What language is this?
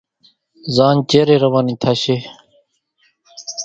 Kachi Koli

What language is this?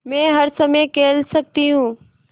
Hindi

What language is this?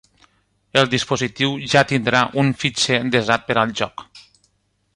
Catalan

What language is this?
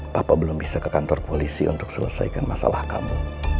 Indonesian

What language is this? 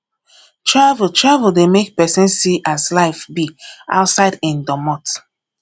Nigerian Pidgin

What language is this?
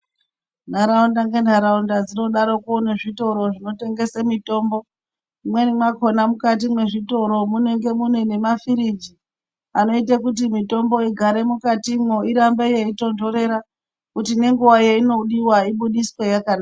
Ndau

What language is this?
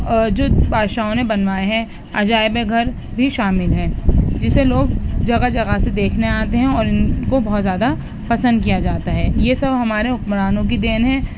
Urdu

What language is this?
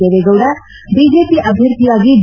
Kannada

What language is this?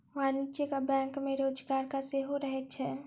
Maithili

